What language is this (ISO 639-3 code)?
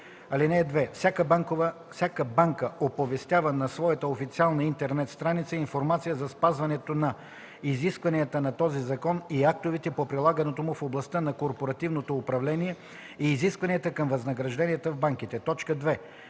bul